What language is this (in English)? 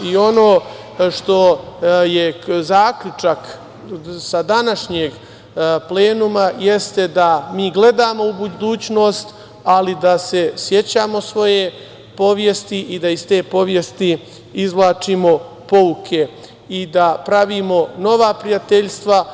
Serbian